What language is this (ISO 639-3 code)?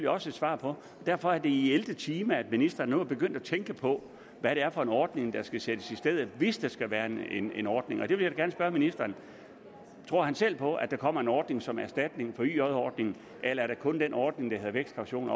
dan